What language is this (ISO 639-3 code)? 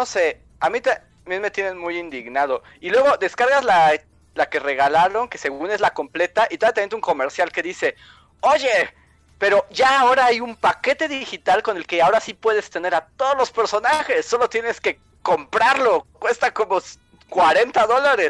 spa